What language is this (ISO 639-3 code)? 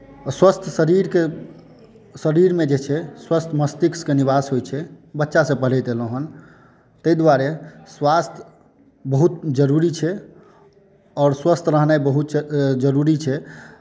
mai